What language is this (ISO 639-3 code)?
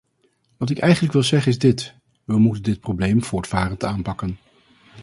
nld